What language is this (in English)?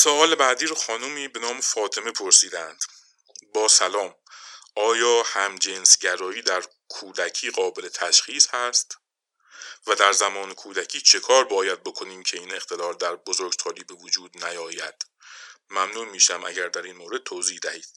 Persian